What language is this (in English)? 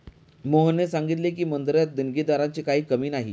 Marathi